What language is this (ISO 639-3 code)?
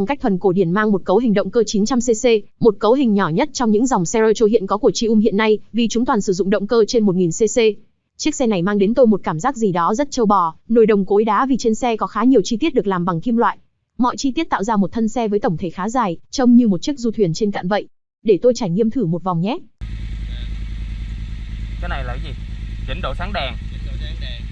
vie